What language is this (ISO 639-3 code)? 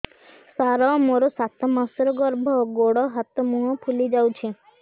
ori